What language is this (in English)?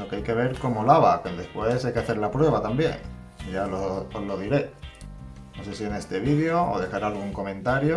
Spanish